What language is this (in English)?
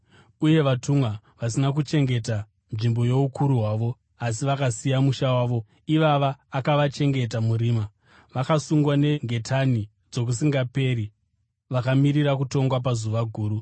Shona